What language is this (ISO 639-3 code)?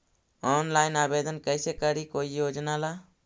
mag